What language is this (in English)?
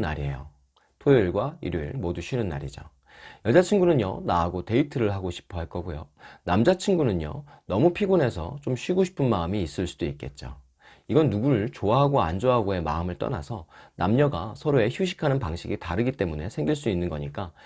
Korean